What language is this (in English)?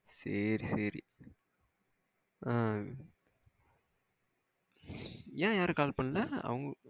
Tamil